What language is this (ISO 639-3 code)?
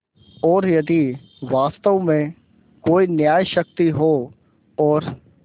hin